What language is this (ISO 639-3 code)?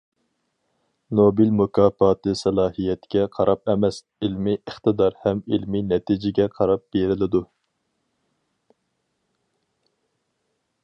uig